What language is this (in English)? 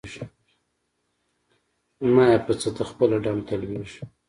Pashto